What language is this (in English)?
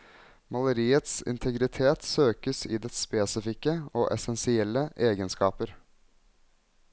Norwegian